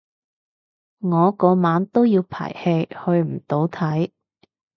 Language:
Cantonese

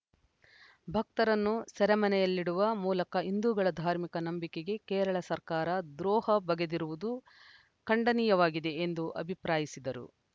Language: Kannada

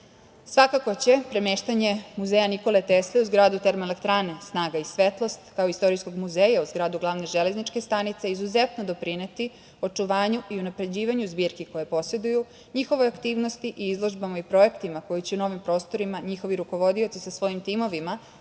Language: Serbian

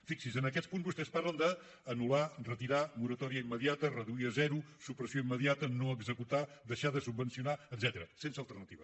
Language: Catalan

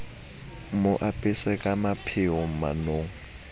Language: Southern Sotho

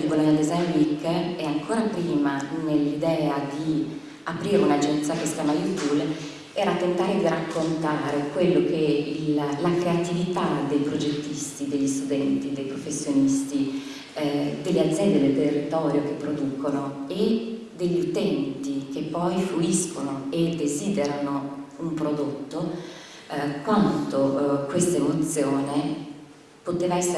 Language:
Italian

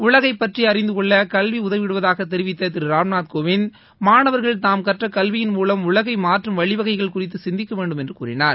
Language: Tamil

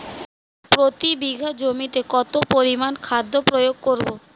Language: Bangla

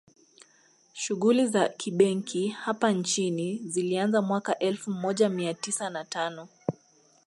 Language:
Swahili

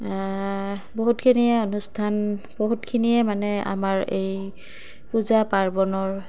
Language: Assamese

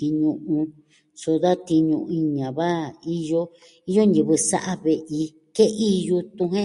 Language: Southwestern Tlaxiaco Mixtec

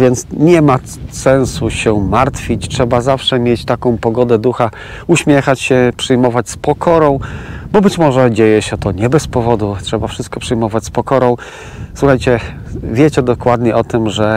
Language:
Polish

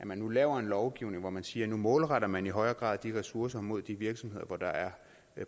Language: Danish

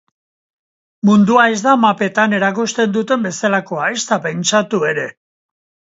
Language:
Basque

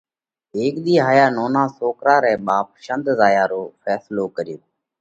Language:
Parkari Koli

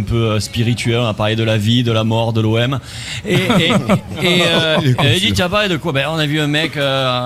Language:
French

